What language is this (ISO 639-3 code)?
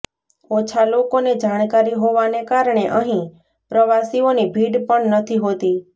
guj